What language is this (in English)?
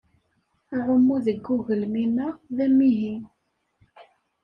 Kabyle